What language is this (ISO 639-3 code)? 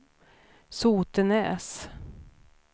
swe